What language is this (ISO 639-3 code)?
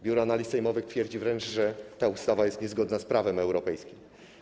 pol